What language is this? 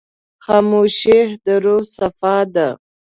Pashto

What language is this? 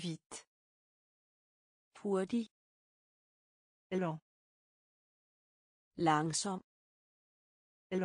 French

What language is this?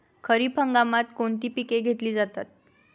Marathi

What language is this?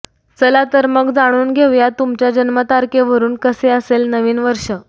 Marathi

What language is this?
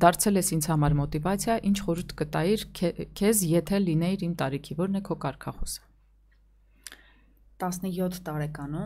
Romanian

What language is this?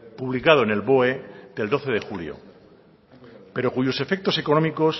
Spanish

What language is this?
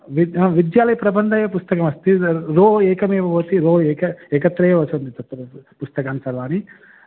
Sanskrit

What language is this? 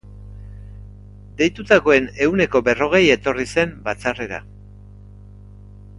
Basque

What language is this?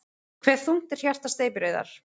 Icelandic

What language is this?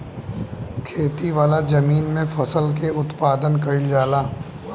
Bhojpuri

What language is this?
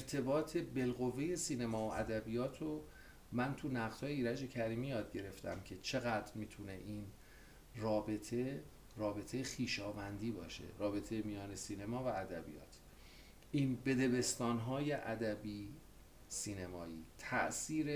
Persian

